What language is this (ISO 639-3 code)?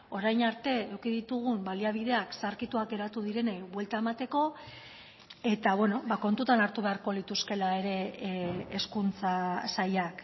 eus